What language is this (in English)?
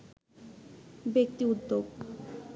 Bangla